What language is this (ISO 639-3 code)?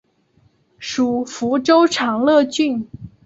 zho